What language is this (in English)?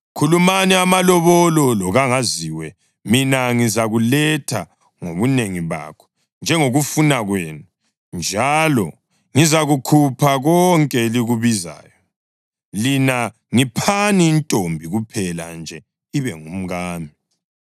North Ndebele